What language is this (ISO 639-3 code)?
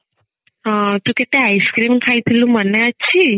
ori